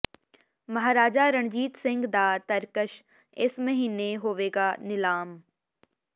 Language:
Punjabi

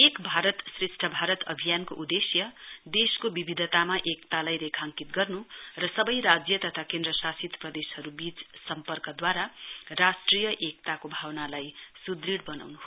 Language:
Nepali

